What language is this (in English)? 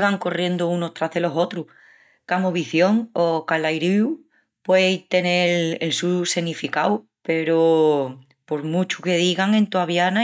Extremaduran